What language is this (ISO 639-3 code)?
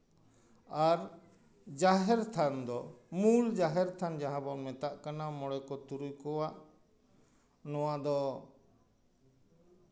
sat